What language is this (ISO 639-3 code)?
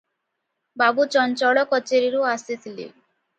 ori